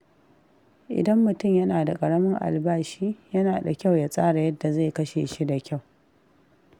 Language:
Hausa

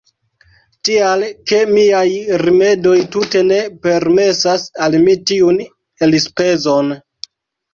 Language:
Esperanto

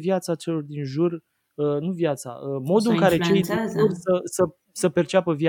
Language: Romanian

